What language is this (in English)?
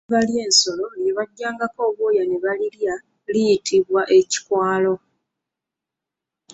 Ganda